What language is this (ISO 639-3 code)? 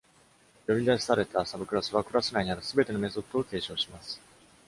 jpn